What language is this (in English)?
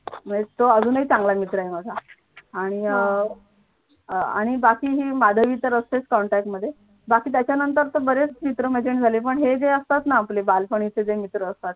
Marathi